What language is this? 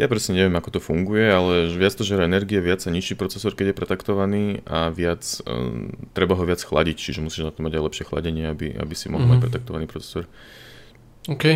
Slovak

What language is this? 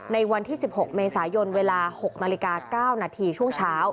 Thai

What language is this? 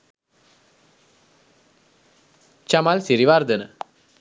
Sinhala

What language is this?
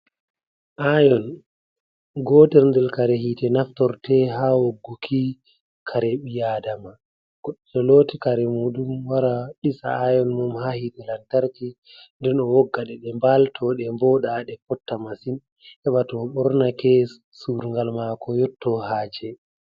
Fula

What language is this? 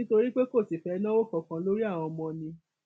Yoruba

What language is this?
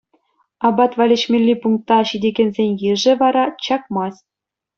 Chuvash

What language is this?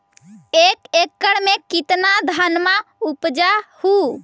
Magahi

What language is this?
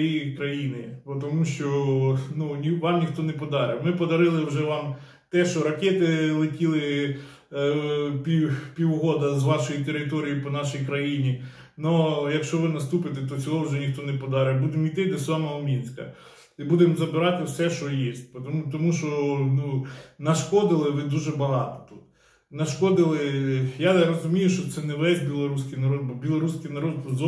Ukrainian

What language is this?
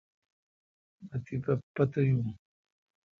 Kalkoti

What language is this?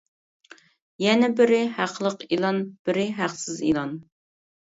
Uyghur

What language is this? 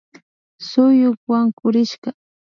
Imbabura Highland Quichua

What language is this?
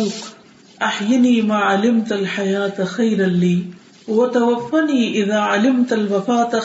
Urdu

